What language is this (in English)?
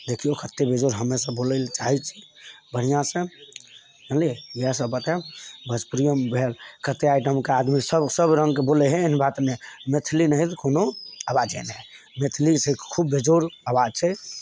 Maithili